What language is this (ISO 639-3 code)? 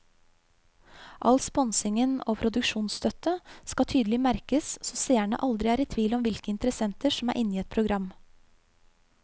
nor